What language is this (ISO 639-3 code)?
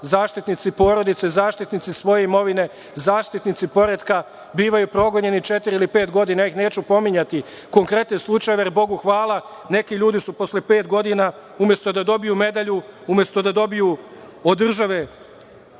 srp